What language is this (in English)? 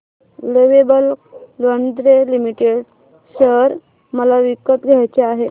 Marathi